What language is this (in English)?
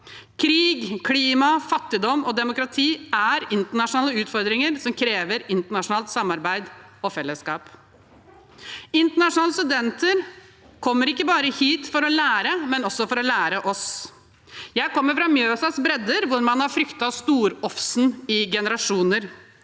Norwegian